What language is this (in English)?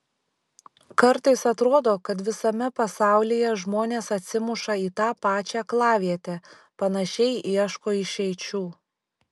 Lithuanian